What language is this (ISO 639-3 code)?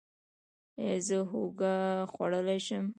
pus